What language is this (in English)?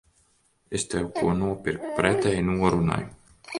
Latvian